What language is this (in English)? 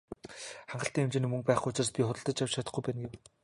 Mongolian